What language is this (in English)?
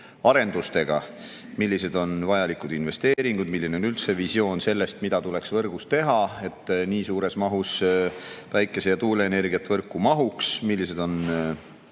Estonian